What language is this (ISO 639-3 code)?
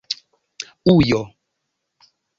epo